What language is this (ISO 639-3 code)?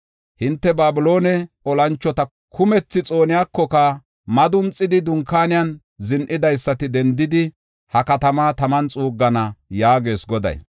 gof